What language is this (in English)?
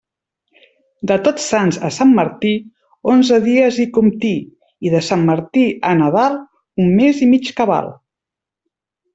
Catalan